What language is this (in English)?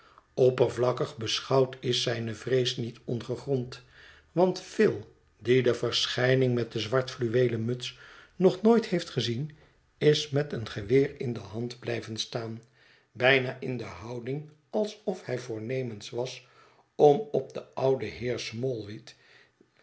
Dutch